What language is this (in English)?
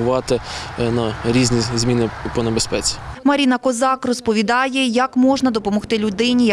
Ukrainian